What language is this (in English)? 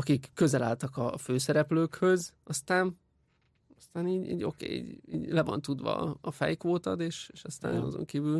Hungarian